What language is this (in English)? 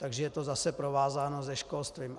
Czech